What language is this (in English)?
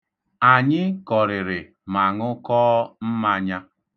Igbo